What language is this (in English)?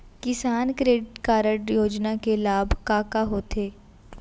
Chhattisgarhi